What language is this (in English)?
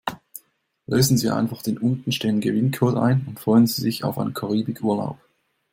German